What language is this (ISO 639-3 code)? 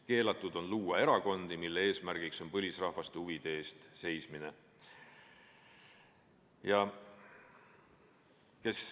est